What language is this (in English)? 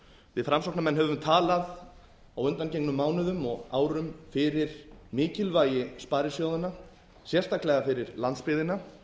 Icelandic